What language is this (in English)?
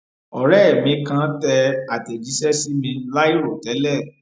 Yoruba